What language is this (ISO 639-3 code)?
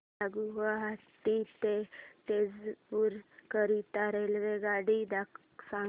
mar